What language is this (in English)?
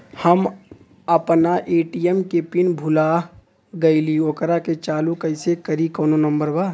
Bhojpuri